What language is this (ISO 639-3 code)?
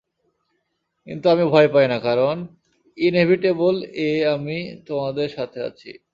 ben